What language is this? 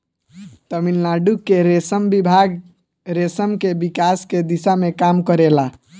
Bhojpuri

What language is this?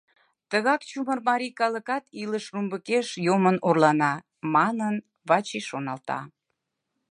Mari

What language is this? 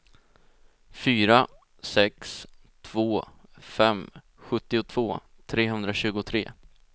Swedish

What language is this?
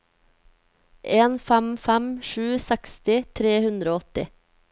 Norwegian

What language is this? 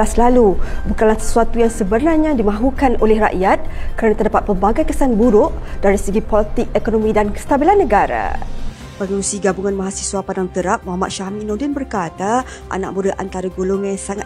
Malay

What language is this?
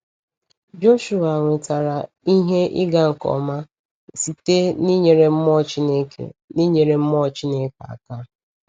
Igbo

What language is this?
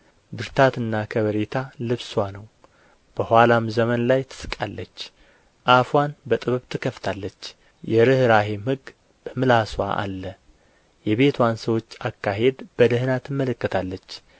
Amharic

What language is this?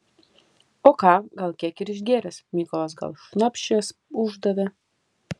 Lithuanian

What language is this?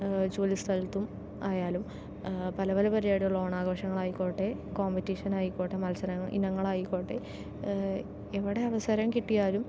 Malayalam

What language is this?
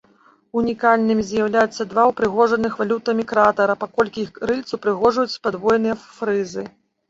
Belarusian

